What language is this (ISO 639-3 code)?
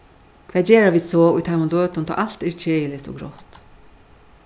fao